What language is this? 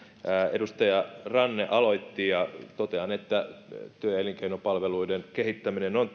Finnish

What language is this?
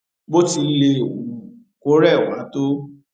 Yoruba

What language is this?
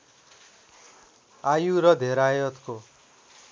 Nepali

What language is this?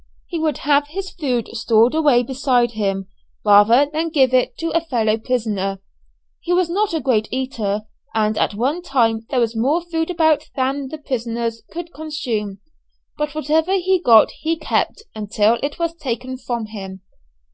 English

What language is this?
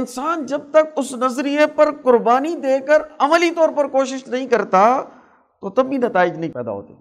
Urdu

